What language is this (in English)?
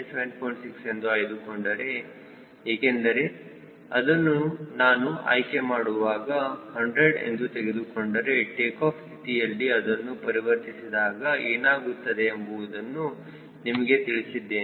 Kannada